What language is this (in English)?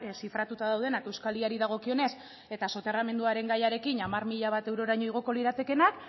Basque